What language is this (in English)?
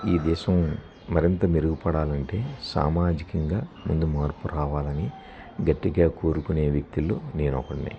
Telugu